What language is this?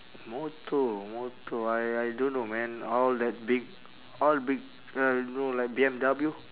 English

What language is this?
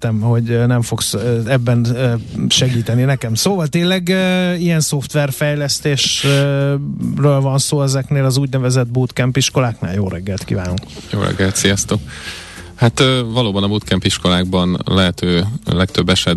Hungarian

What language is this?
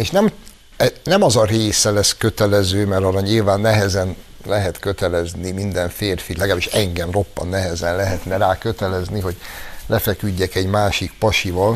Hungarian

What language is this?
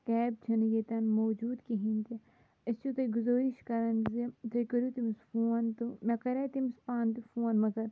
Kashmiri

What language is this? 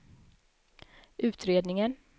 Swedish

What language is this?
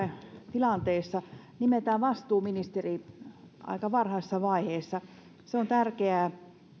Finnish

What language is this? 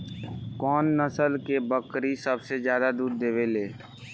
Bhojpuri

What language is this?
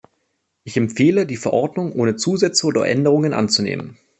German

